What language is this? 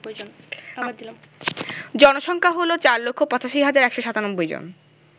Bangla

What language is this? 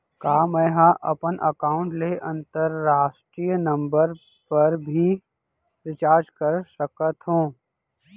Chhattisgarhi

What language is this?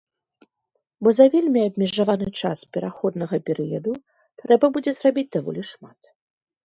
Belarusian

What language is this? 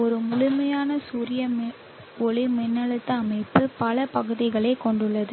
Tamil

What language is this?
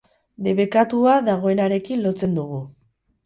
Basque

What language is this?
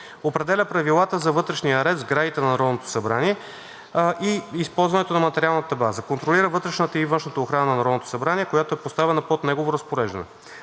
Bulgarian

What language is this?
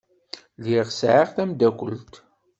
Kabyle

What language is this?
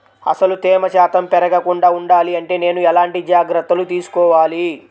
Telugu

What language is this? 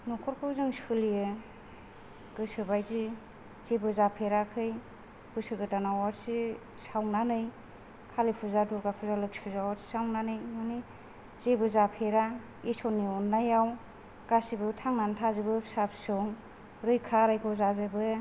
Bodo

